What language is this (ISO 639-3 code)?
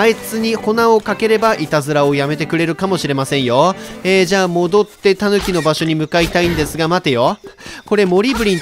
jpn